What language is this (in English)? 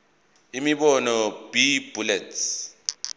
Zulu